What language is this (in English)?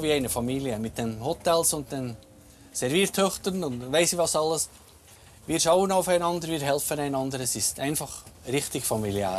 German